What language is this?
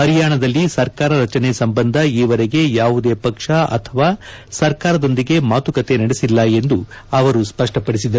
Kannada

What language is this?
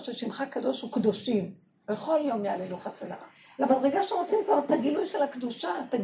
Hebrew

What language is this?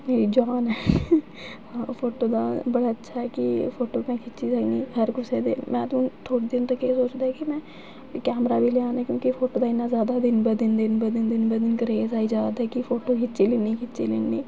Dogri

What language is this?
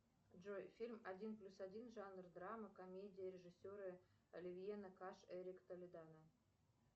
Russian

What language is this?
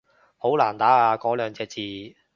Cantonese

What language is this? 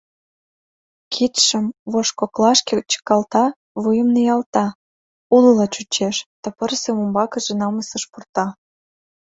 Mari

